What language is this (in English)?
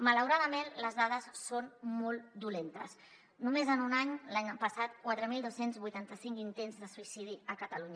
Catalan